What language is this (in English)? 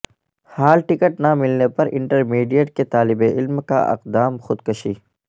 Urdu